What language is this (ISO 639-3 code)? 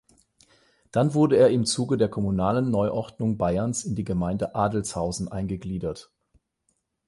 deu